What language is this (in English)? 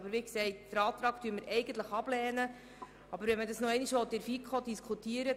Swiss German